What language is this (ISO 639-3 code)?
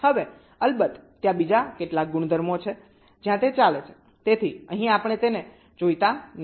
guj